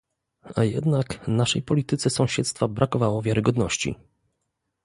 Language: Polish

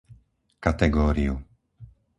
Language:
Slovak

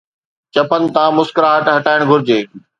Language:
Sindhi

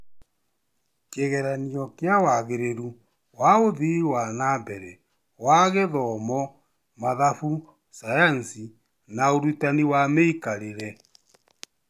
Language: Kikuyu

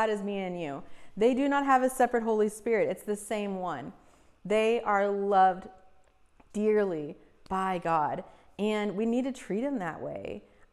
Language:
English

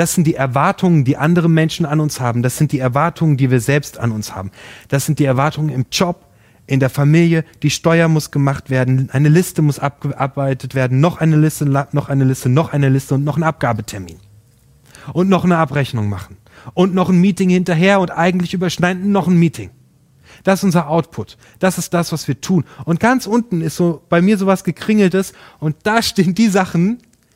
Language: German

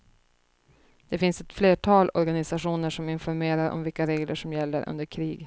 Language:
Swedish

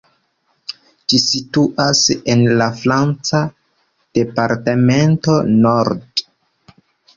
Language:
Esperanto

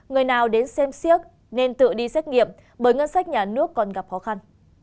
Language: Vietnamese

